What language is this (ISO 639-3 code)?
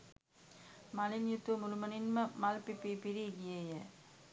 sin